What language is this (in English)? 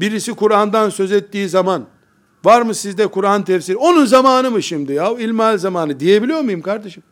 Turkish